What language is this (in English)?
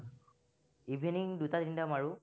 Assamese